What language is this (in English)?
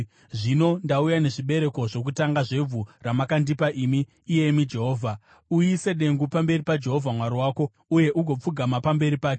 Shona